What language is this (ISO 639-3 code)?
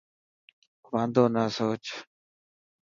mki